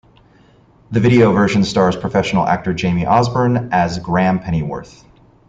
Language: English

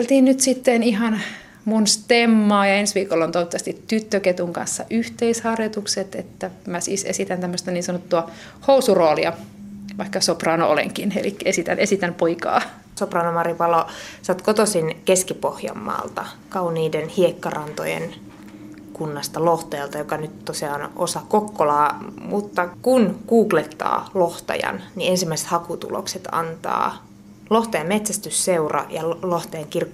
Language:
Finnish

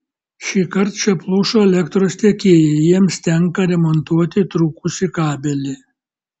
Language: Lithuanian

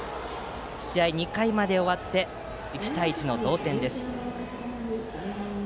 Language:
Japanese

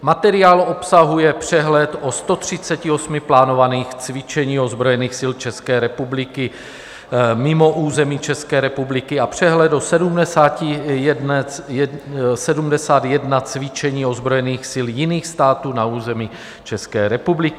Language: Czech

